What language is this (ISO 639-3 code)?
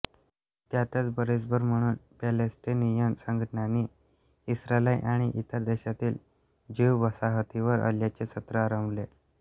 mar